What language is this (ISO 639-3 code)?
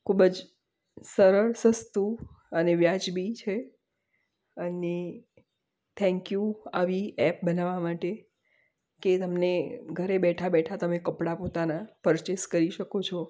guj